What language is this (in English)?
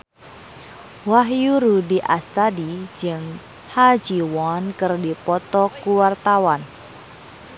Sundanese